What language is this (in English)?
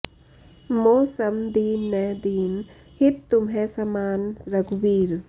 Sanskrit